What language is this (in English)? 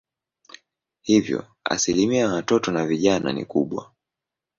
Swahili